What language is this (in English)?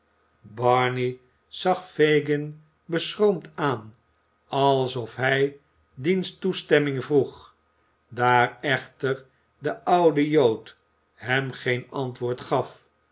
Dutch